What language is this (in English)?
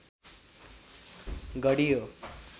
Nepali